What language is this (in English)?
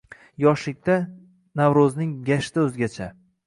Uzbek